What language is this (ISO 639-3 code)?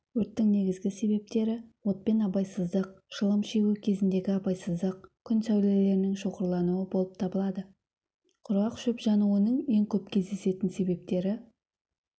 kaz